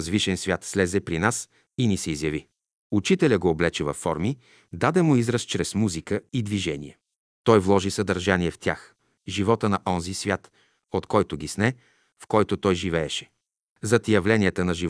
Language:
Bulgarian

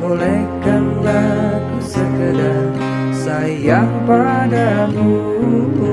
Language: Indonesian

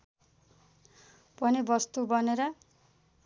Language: Nepali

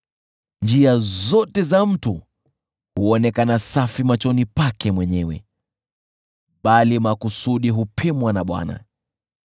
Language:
Swahili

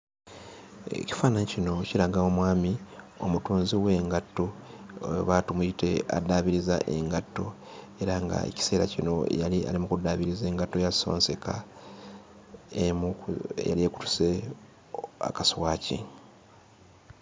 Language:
Ganda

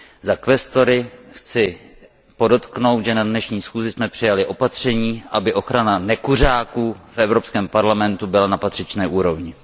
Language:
Czech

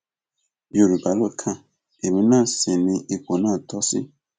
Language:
Yoruba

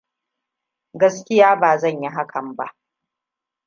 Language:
Hausa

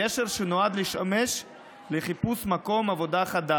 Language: Hebrew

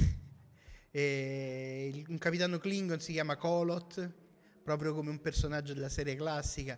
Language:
Italian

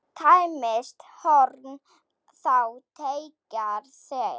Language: Icelandic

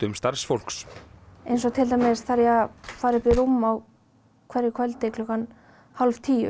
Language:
Icelandic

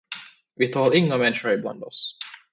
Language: Swedish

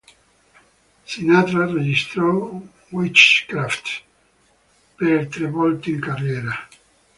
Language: Italian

